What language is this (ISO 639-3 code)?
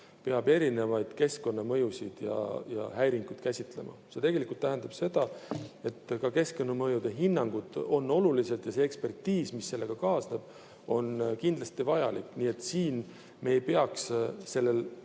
est